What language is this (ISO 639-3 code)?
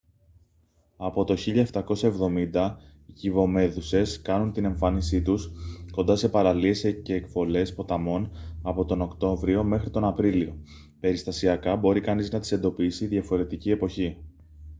ell